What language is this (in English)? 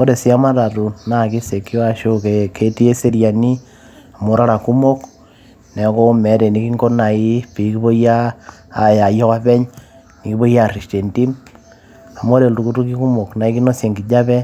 Masai